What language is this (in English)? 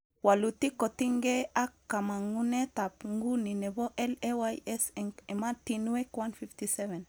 Kalenjin